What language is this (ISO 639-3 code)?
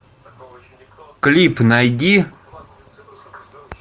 rus